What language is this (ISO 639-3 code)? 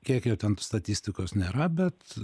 lit